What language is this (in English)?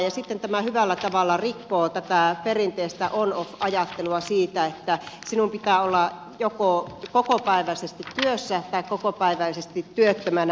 Finnish